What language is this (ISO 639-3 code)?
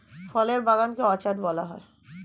ben